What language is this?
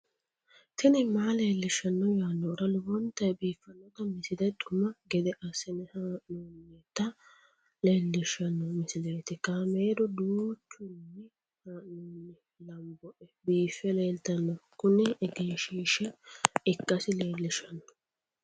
Sidamo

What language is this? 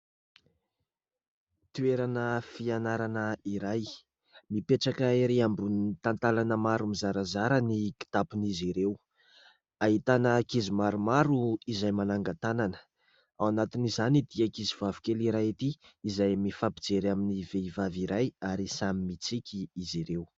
Malagasy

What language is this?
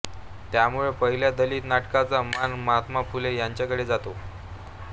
Marathi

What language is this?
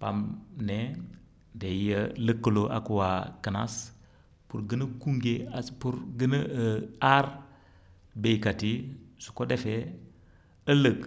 Wolof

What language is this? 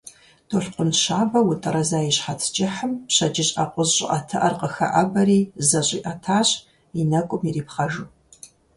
Kabardian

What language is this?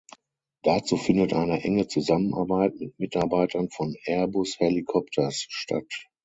German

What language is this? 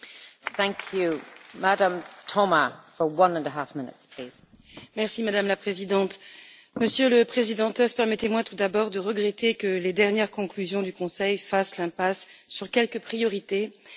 French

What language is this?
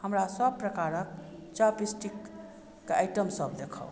Maithili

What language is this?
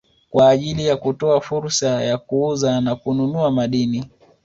Swahili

